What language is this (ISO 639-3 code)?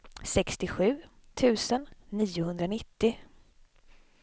swe